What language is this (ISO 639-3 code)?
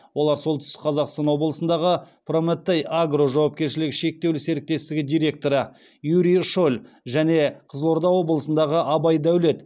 kaz